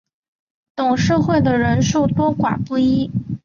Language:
Chinese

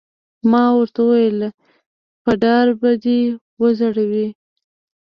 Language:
Pashto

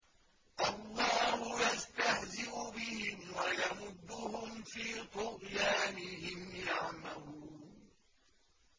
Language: Arabic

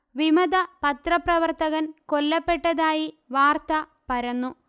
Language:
Malayalam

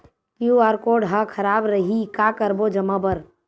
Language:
Chhattisgarhi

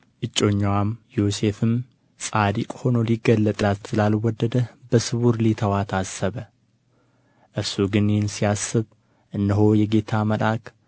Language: Amharic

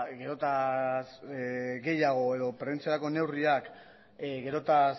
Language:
Basque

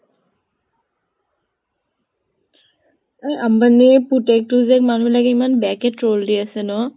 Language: Assamese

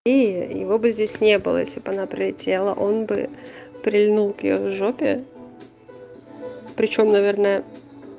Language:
Russian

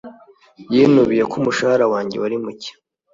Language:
Kinyarwanda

